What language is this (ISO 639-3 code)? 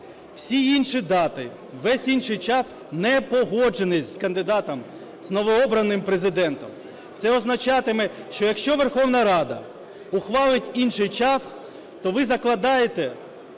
ukr